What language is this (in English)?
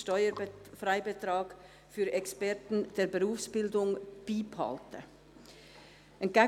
Swiss German